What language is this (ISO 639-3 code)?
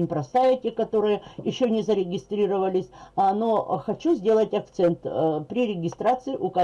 rus